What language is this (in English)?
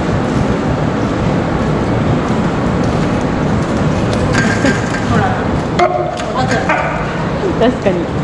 Japanese